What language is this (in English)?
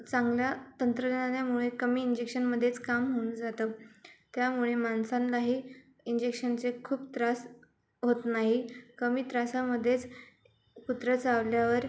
Marathi